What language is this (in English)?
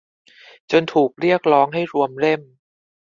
Thai